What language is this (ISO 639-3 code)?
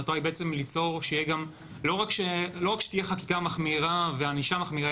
heb